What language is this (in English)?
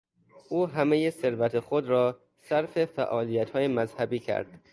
Persian